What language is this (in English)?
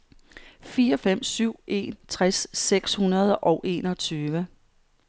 Danish